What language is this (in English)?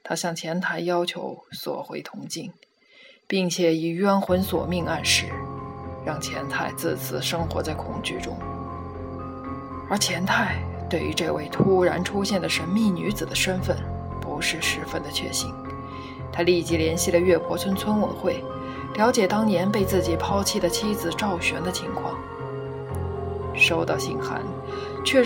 Chinese